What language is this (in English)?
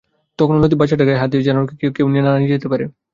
Bangla